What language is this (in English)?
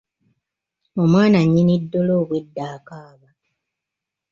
Ganda